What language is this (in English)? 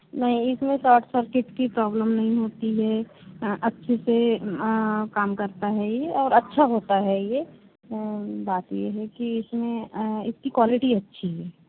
Hindi